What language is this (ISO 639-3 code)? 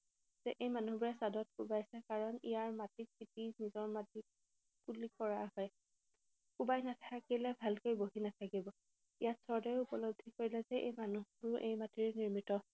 asm